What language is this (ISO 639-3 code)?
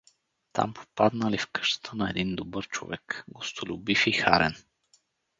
bul